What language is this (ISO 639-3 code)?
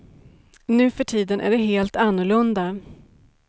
swe